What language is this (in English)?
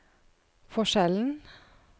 Norwegian